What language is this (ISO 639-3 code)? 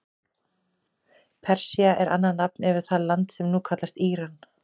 isl